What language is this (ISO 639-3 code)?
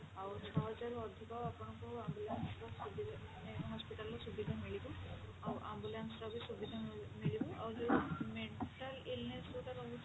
ori